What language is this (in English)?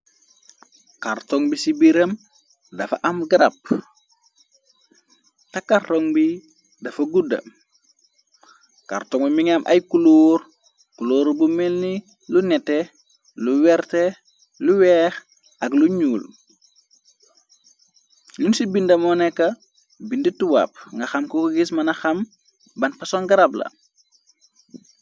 Wolof